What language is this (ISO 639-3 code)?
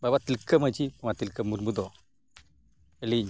sat